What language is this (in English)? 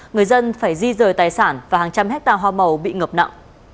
Vietnamese